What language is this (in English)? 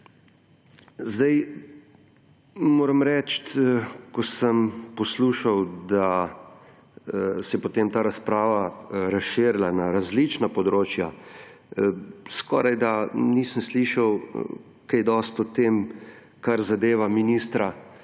Slovenian